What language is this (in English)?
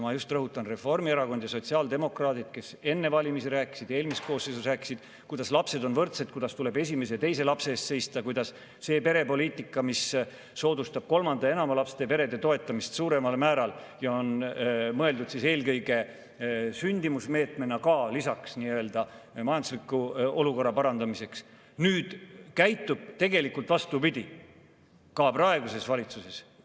Estonian